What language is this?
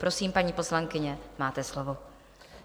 Czech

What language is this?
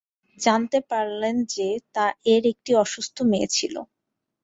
Bangla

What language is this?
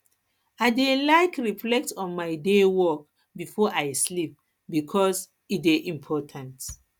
Nigerian Pidgin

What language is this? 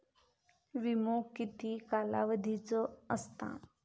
Marathi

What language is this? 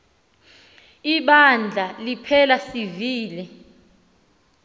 Xhosa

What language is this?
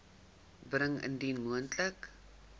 Afrikaans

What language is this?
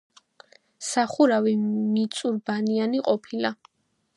Georgian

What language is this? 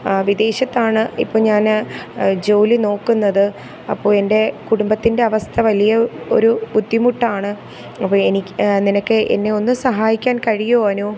Malayalam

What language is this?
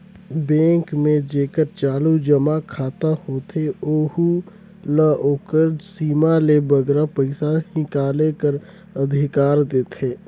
Chhattisgarhi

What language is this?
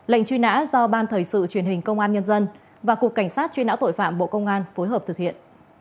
Vietnamese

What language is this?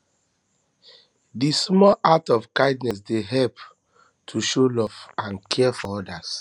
Nigerian Pidgin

